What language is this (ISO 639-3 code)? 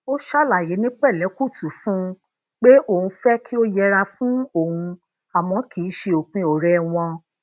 yor